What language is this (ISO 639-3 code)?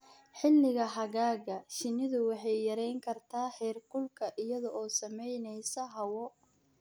som